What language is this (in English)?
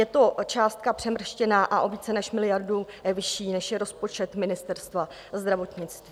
Czech